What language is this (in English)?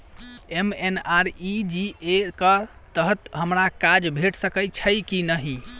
Maithili